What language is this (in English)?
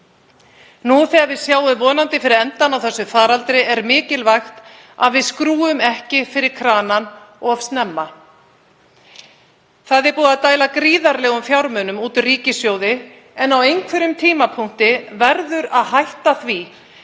Icelandic